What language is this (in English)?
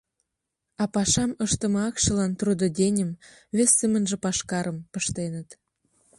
Mari